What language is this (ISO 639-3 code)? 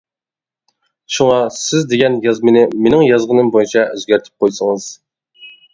uig